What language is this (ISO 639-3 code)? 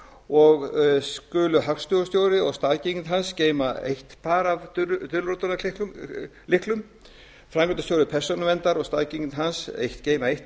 isl